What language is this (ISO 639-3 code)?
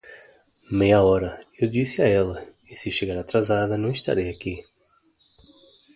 por